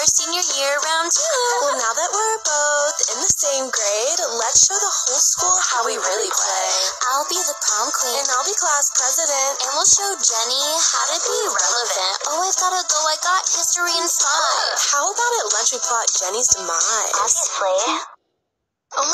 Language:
English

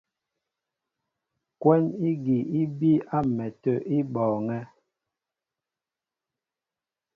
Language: Mbo (Cameroon)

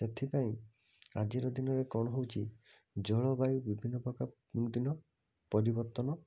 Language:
Odia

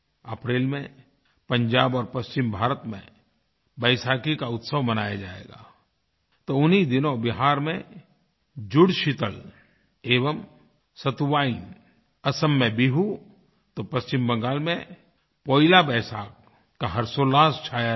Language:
Hindi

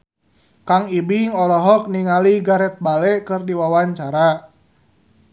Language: Sundanese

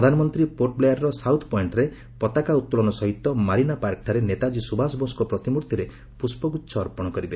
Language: Odia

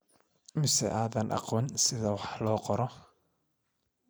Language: Somali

